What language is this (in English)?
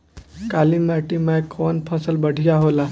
Bhojpuri